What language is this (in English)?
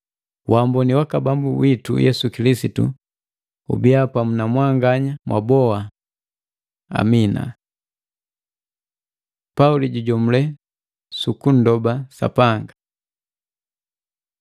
Matengo